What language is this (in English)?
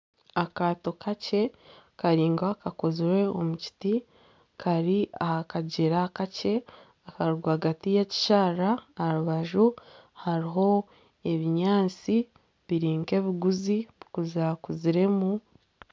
Nyankole